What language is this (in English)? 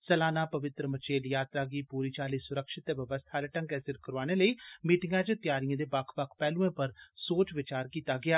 Dogri